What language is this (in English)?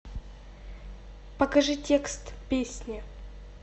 Russian